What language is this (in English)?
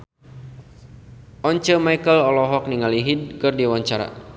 Sundanese